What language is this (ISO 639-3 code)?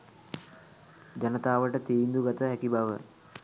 sin